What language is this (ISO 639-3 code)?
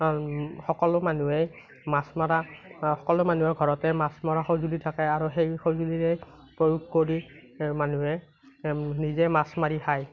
asm